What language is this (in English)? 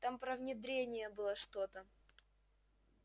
Russian